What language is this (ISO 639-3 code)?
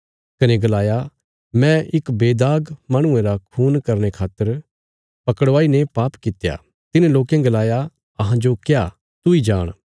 kfs